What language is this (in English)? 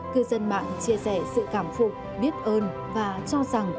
Vietnamese